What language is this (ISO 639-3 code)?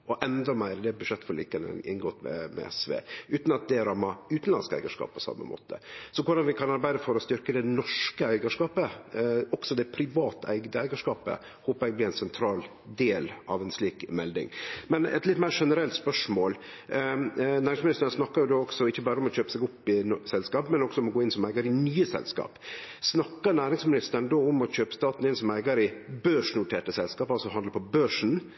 nno